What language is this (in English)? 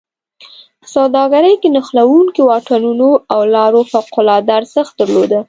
Pashto